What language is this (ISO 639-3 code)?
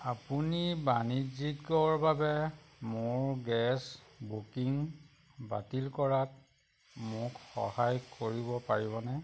asm